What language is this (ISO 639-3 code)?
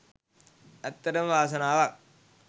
sin